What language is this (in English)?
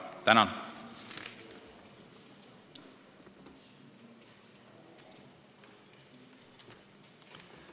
Estonian